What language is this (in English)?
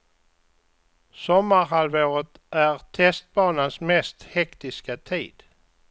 Swedish